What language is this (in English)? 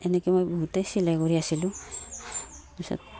Assamese